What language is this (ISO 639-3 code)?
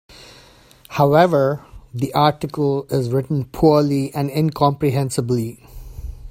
eng